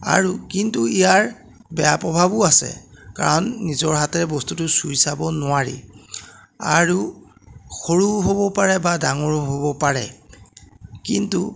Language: Assamese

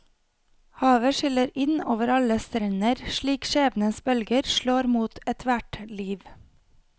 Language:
Norwegian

